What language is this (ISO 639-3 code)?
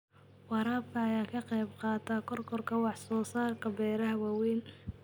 som